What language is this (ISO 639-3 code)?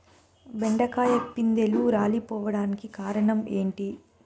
tel